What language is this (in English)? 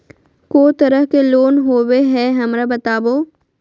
Magahi